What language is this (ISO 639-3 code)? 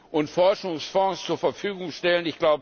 deu